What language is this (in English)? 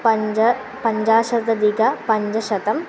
Sanskrit